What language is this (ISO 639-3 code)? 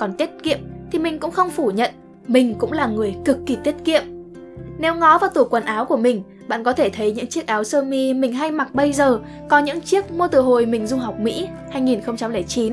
vie